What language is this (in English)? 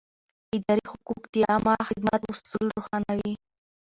Pashto